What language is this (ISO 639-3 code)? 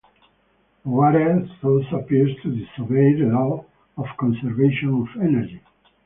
eng